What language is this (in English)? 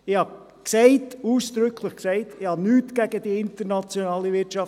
Swiss German